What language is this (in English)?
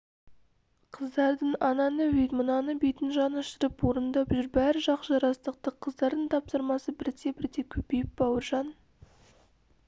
Kazakh